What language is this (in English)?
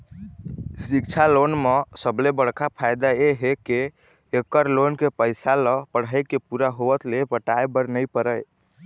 Chhattisgarhi